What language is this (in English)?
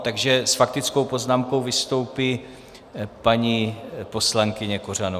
Czech